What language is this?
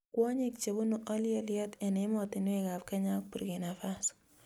Kalenjin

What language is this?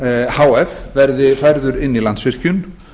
Icelandic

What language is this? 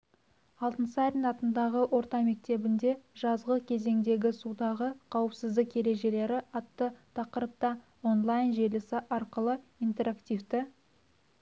Kazakh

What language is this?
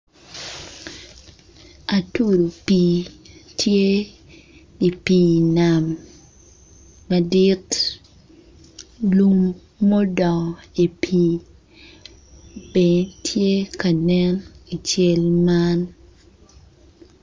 Acoli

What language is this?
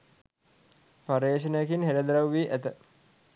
Sinhala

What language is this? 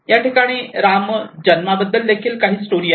Marathi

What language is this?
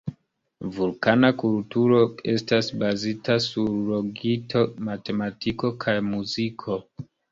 Esperanto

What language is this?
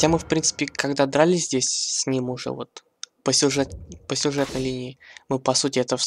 Russian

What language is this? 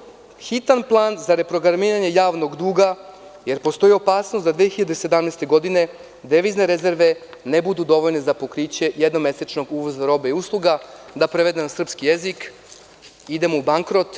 Serbian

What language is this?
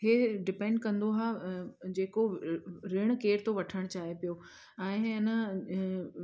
Sindhi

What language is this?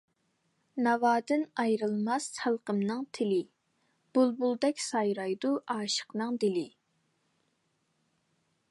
Uyghur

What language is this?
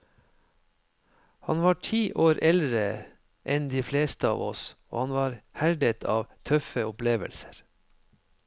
Norwegian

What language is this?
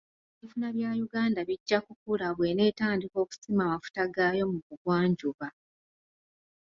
Ganda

